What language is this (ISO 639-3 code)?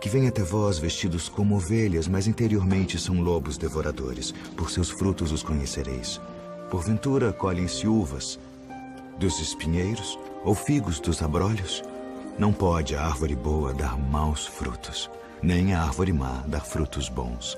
por